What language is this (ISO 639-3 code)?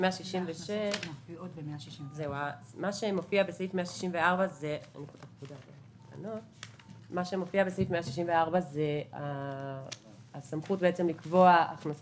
heb